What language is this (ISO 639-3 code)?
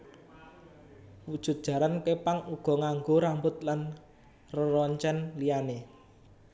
jav